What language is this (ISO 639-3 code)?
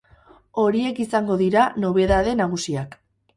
eus